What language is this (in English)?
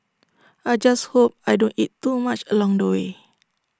English